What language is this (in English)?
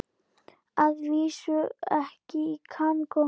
Icelandic